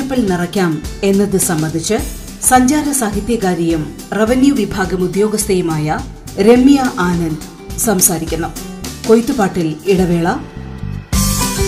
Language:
Malayalam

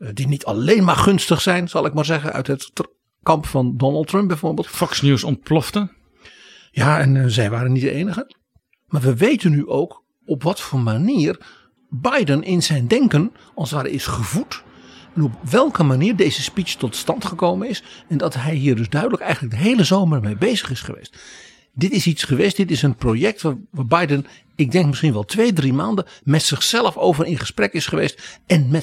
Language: Dutch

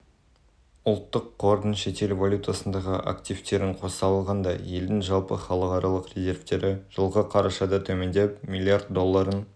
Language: Kazakh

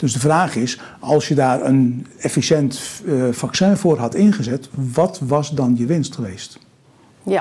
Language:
Dutch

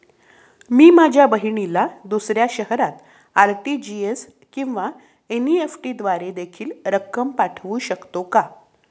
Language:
Marathi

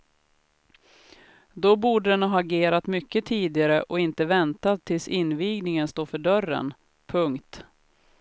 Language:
Swedish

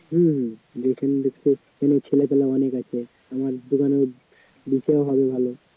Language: Bangla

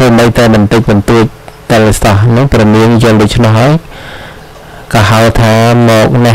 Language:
Thai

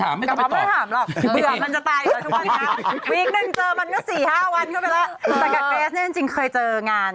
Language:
Thai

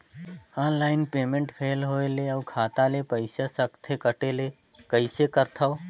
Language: Chhattisgarhi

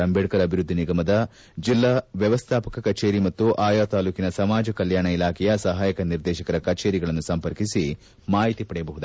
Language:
Kannada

